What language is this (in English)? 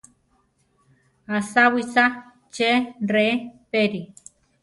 Central Tarahumara